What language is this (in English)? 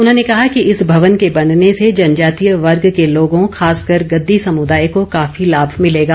Hindi